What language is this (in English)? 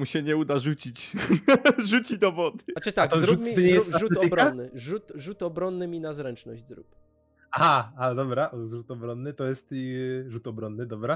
Polish